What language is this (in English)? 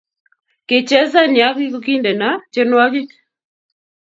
Kalenjin